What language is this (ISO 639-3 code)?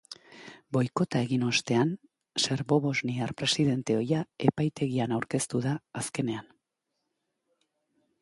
eus